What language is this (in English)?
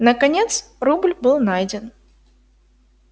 Russian